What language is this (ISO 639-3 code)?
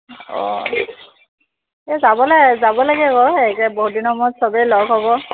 asm